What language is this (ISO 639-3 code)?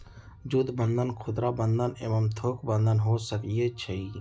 mag